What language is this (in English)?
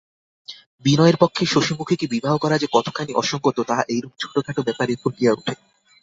Bangla